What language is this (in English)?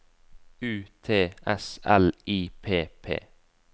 Norwegian